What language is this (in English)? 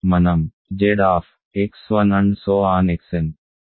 Telugu